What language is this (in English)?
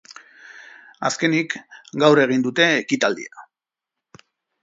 Basque